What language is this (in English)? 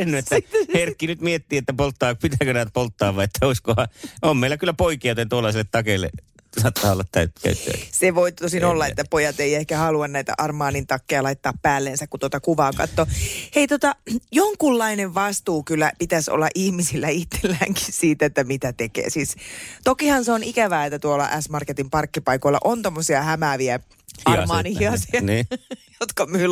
Finnish